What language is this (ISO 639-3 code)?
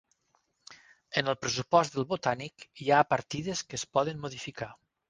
cat